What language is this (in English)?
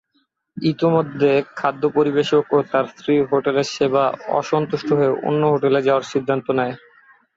Bangla